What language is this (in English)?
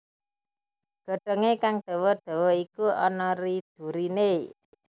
Javanese